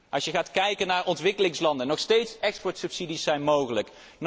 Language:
Dutch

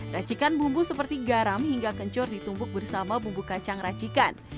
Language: Indonesian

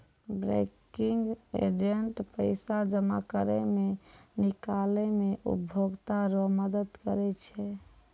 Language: Maithili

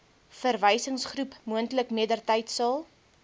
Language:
Afrikaans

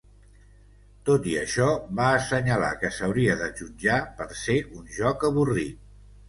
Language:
Catalan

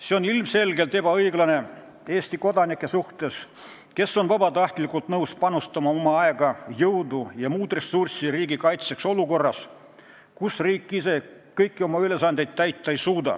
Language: Estonian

